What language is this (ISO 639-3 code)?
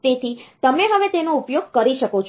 guj